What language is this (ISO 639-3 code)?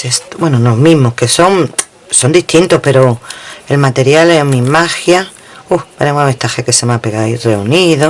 spa